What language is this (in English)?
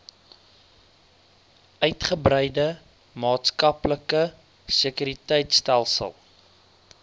Afrikaans